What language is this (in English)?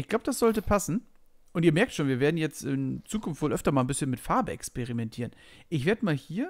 German